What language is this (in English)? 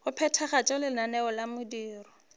Northern Sotho